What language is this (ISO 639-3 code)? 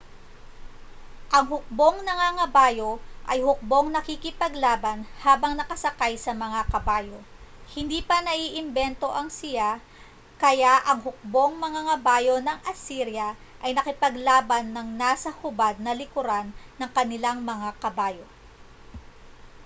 fil